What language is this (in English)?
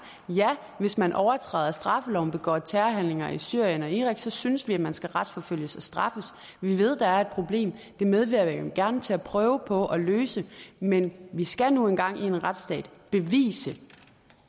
Danish